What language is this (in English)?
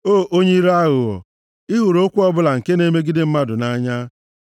Igbo